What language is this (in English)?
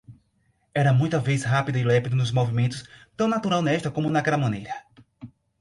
Portuguese